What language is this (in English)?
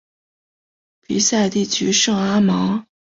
Chinese